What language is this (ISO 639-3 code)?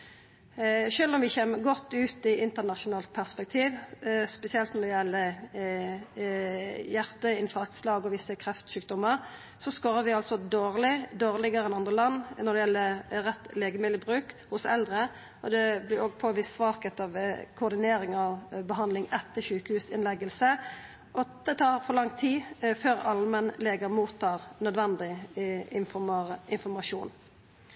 nno